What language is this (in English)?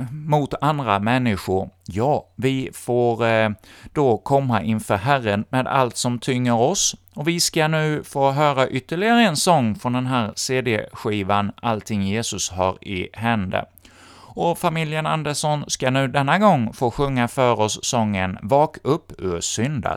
Swedish